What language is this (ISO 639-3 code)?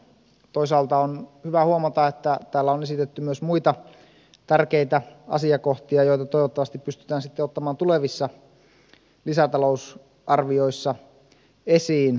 fin